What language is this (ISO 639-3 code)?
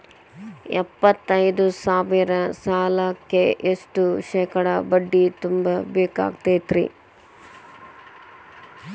kan